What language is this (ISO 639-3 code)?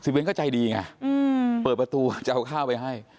tha